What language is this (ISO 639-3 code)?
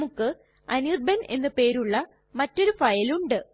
mal